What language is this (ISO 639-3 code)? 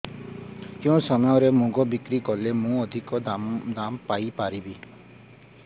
ori